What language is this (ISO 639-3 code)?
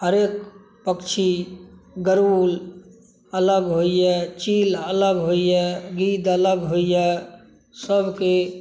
mai